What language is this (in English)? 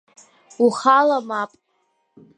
Abkhazian